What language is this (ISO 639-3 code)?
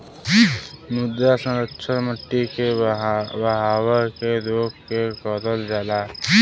bho